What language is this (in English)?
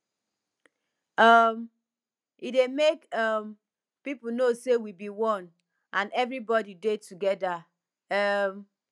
Nigerian Pidgin